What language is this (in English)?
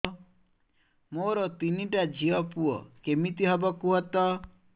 Odia